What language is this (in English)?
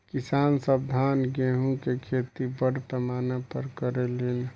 Bhojpuri